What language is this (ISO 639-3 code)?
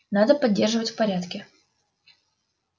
rus